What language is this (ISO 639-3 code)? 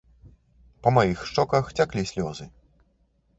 bel